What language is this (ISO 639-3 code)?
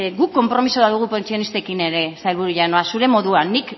eus